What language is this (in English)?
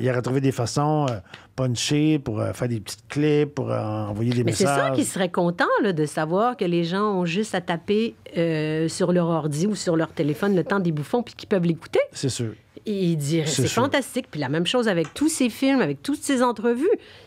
French